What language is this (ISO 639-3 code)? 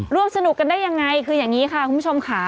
tha